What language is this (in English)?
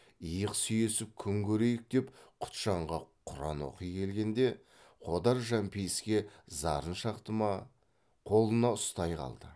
Kazakh